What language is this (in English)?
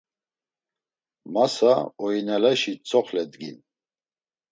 Laz